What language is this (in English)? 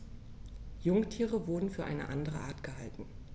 German